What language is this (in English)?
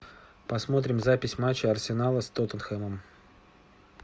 Russian